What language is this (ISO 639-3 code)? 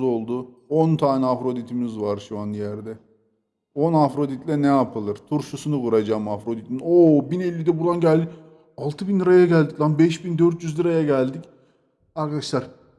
tur